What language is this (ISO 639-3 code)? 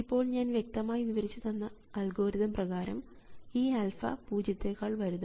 mal